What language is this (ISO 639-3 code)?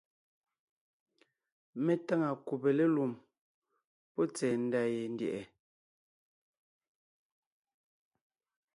nnh